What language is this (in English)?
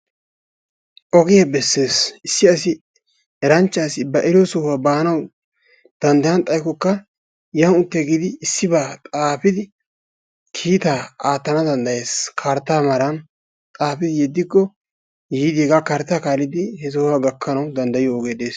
Wolaytta